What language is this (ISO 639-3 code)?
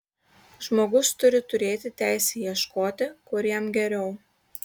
lit